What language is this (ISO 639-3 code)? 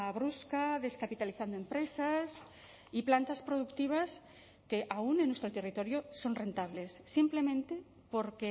spa